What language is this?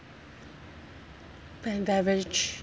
English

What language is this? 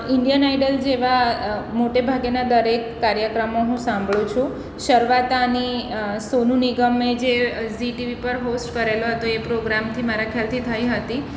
Gujarati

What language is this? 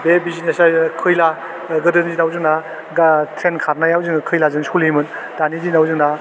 Bodo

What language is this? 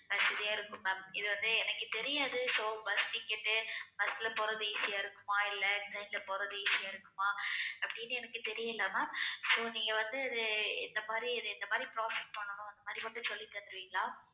Tamil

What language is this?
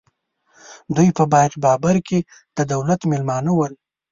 Pashto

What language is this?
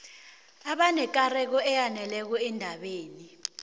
South Ndebele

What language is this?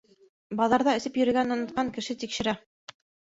Bashkir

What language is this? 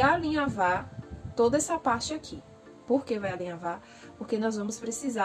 Portuguese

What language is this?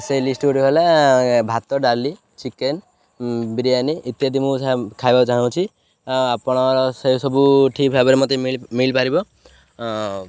Odia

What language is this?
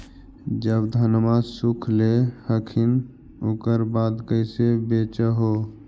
Magahi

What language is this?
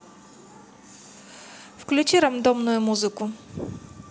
Russian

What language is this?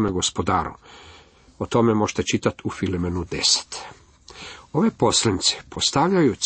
Croatian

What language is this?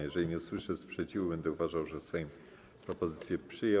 Polish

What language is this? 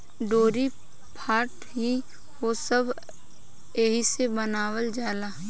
Bhojpuri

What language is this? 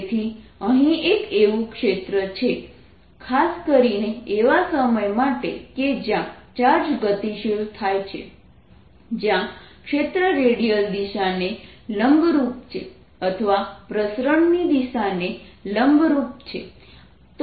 Gujarati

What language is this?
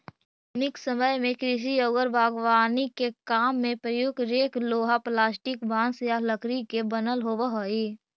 Magahi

